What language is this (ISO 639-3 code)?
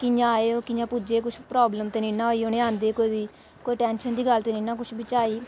doi